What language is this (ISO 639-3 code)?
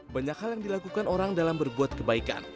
ind